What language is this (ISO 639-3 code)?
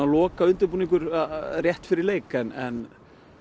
isl